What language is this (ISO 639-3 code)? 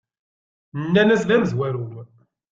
kab